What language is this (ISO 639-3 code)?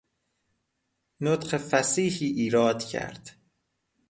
fas